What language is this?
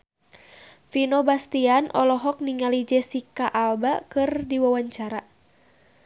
Sundanese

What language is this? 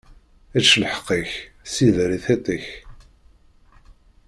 Kabyle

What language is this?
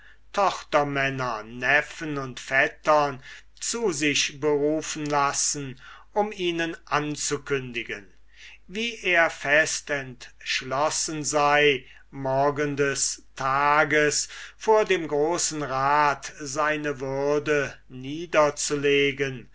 German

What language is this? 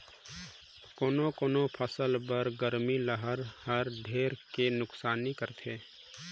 Chhattisgarhi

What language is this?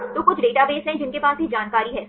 Hindi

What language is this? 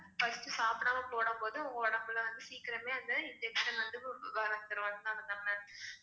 Tamil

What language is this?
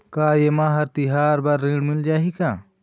Chhattisgarhi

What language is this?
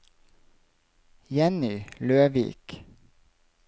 Norwegian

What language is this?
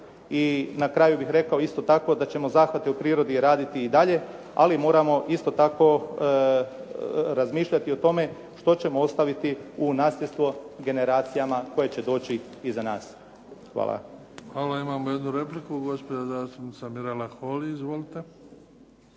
Croatian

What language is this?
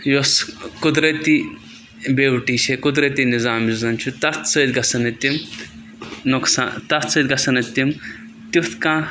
Kashmiri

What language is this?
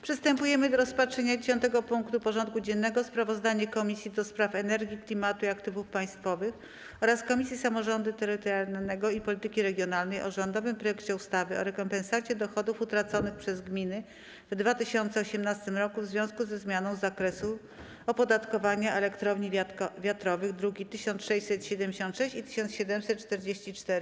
Polish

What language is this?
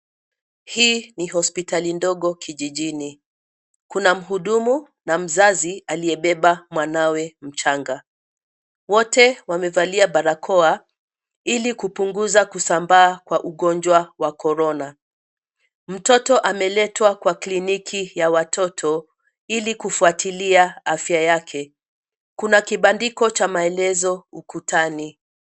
Swahili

